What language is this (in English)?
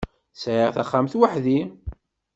Kabyle